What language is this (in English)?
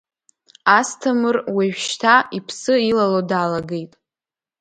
Abkhazian